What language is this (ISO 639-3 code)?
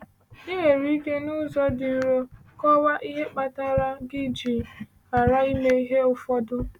ibo